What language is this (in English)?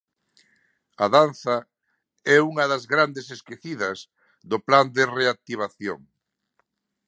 Galician